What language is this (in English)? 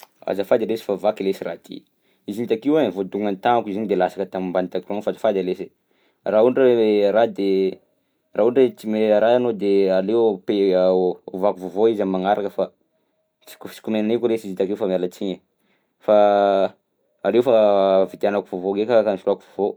Southern Betsimisaraka Malagasy